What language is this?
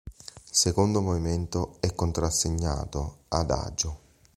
Italian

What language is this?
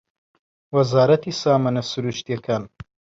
Central Kurdish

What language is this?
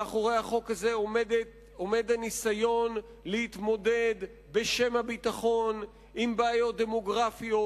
Hebrew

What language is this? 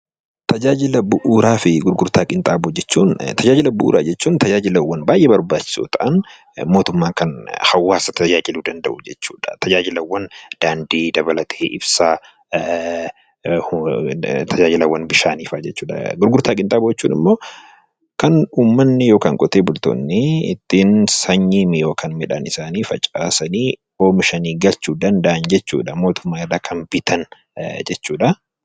Oromo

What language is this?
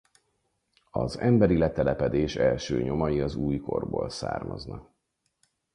Hungarian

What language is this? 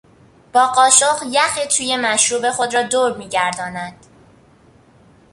Persian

